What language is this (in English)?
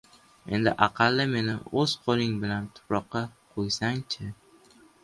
Uzbek